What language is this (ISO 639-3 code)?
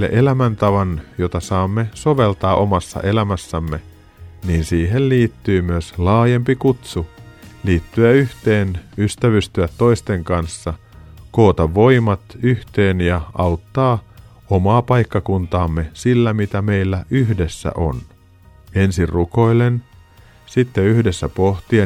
fin